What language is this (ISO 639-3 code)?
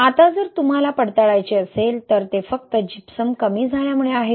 mar